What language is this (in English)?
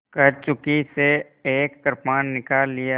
Hindi